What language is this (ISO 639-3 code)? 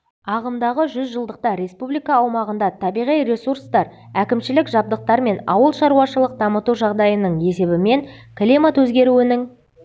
kaz